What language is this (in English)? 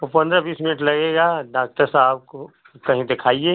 Hindi